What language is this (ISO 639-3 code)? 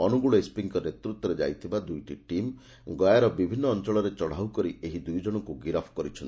ori